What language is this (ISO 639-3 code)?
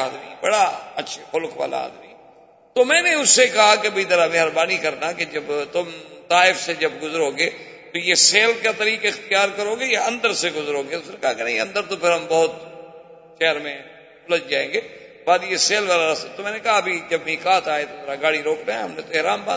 urd